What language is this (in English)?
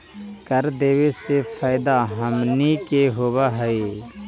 Magahi